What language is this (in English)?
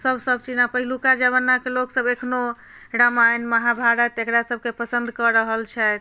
Maithili